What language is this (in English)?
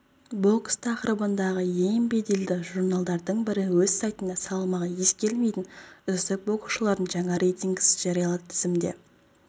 Kazakh